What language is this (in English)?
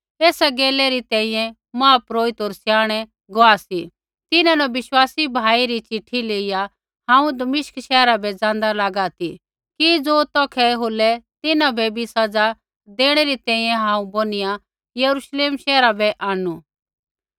Kullu Pahari